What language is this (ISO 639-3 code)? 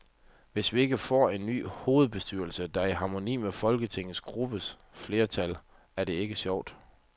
dan